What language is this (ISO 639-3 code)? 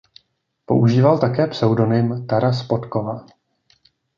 ces